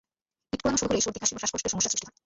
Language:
Bangla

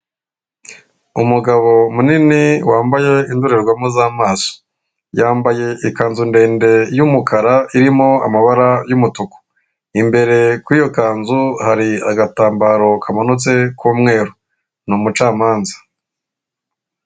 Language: Kinyarwanda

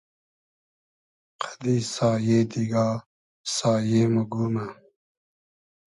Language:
Hazaragi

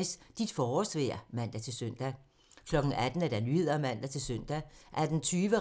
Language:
Danish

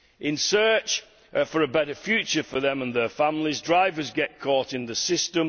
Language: English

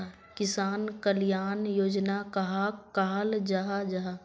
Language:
Magahi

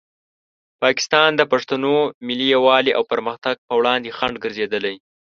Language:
Pashto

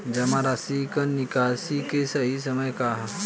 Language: Bhojpuri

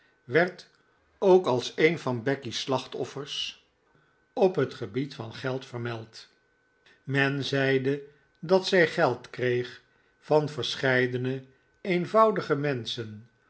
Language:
Dutch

